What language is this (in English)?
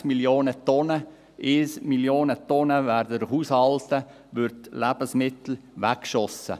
Swiss German